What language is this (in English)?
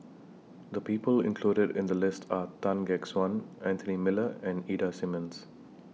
English